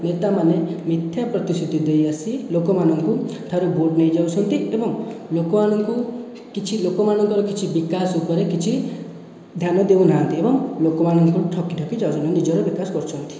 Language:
Odia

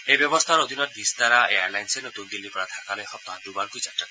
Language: Assamese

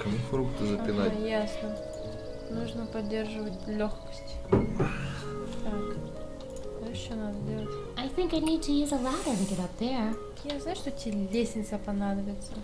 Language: Russian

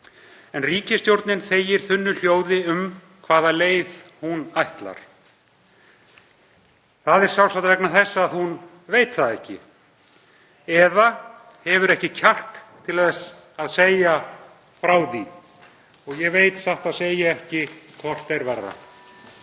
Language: Icelandic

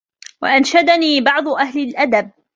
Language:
Arabic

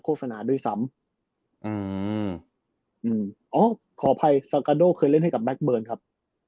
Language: Thai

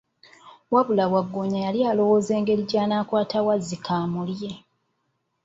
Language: Ganda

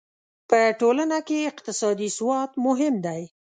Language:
Pashto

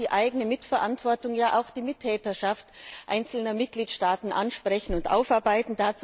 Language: German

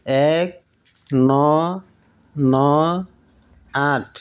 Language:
Assamese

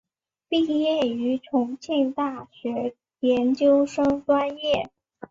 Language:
Chinese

